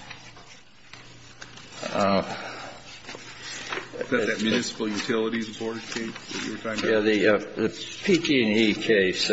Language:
English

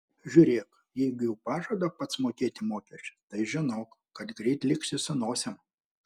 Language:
Lithuanian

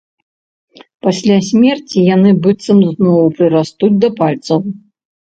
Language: Belarusian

